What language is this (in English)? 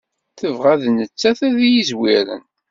Kabyle